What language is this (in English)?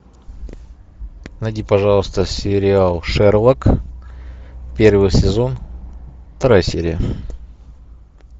Russian